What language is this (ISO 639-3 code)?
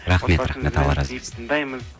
kaz